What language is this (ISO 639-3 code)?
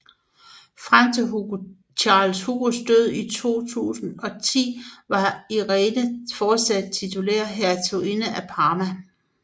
dan